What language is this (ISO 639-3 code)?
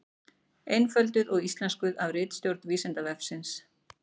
isl